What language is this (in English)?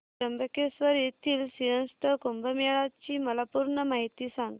Marathi